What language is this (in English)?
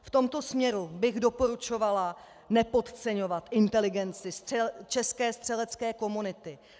Czech